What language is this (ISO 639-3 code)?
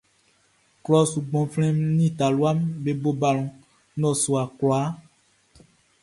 bci